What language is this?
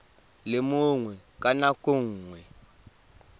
Tswana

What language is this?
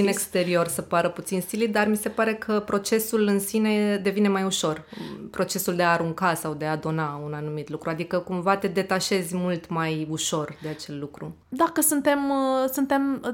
Romanian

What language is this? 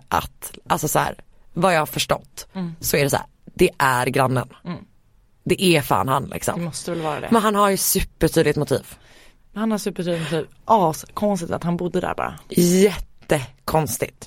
Swedish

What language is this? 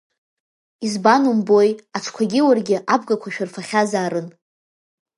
Abkhazian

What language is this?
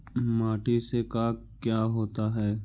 Magahi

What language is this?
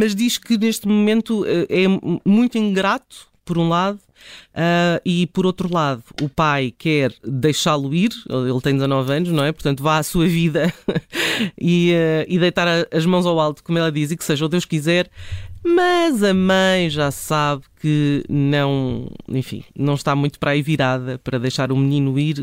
Portuguese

